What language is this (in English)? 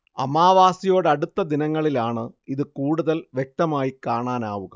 Malayalam